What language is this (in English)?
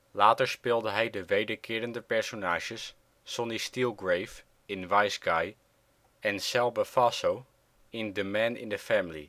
Dutch